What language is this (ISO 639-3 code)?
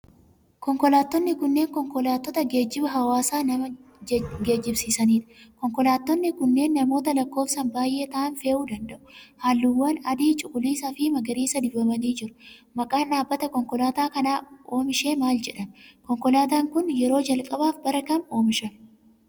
orm